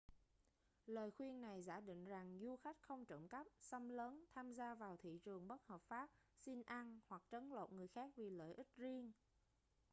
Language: Vietnamese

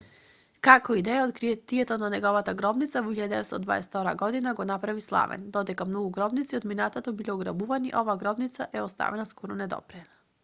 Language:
Macedonian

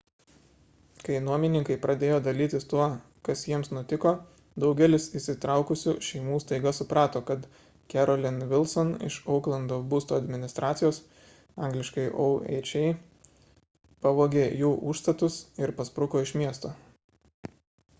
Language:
Lithuanian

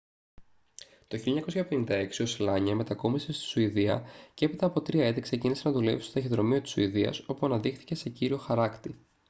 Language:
Greek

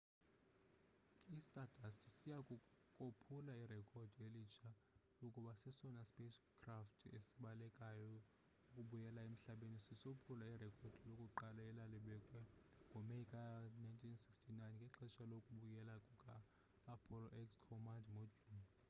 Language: Xhosa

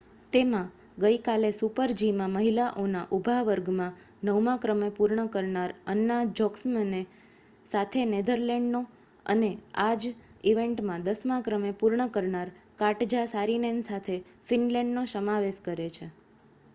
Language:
Gujarati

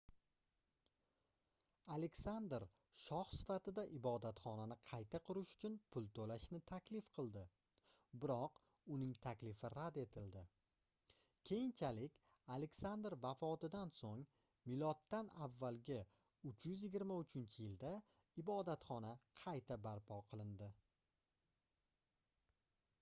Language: Uzbek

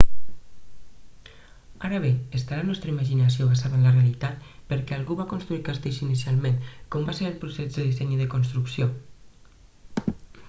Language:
Catalan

